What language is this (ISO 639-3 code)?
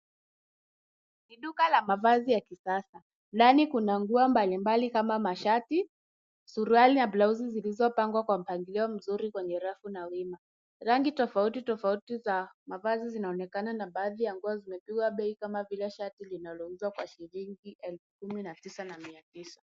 swa